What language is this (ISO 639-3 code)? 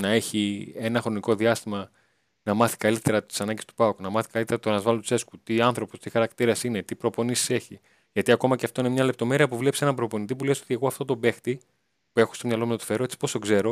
ell